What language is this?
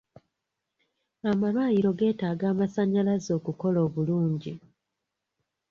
Ganda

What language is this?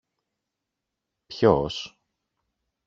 Greek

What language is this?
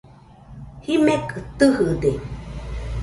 Nüpode Huitoto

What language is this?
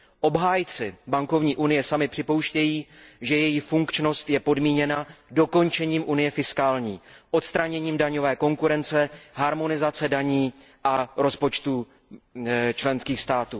Czech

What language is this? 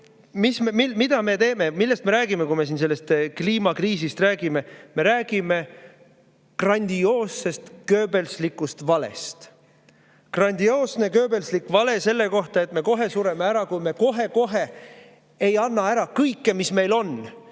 Estonian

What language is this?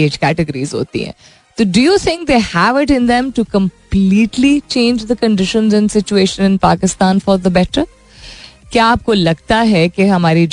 Hindi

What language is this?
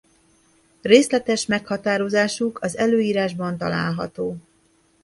Hungarian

